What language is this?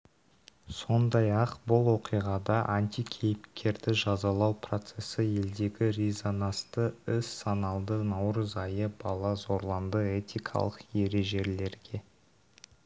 Kazakh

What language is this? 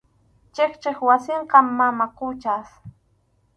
Arequipa-La Unión Quechua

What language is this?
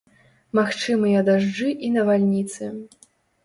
Belarusian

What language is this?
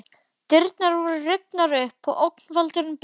Icelandic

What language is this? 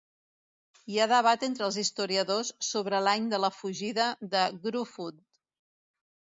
Catalan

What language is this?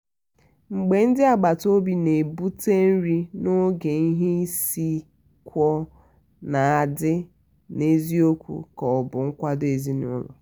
Igbo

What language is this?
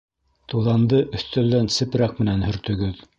Bashkir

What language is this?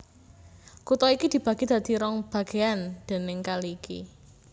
Javanese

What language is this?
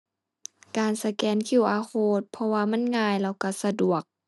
Thai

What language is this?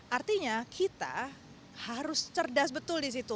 Indonesian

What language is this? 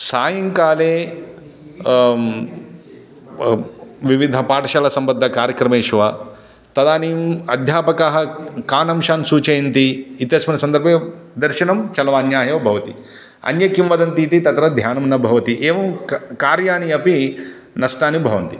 Sanskrit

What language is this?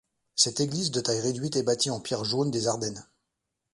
French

